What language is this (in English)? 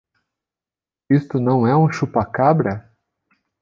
Portuguese